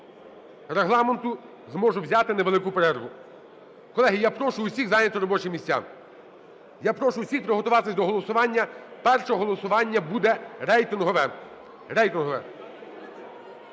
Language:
Ukrainian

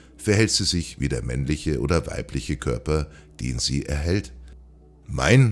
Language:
German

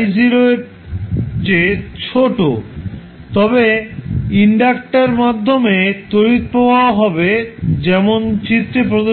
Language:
Bangla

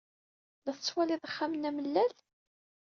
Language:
Kabyle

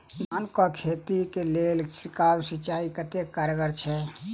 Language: Maithili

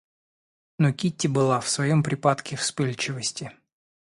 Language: Russian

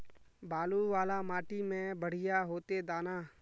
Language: Magahi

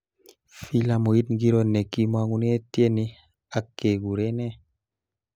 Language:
Kalenjin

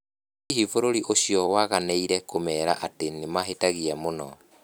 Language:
Kikuyu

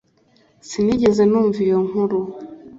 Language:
Kinyarwanda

